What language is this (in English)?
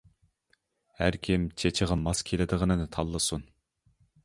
Uyghur